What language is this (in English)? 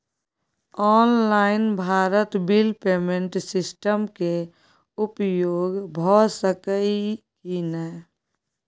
Maithili